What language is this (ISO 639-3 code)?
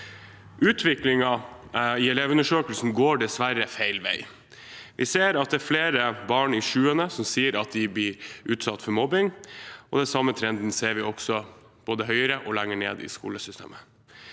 nor